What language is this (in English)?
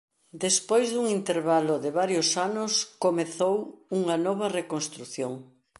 Galician